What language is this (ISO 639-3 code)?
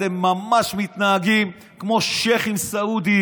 heb